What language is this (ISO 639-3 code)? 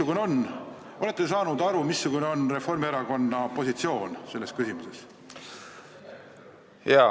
est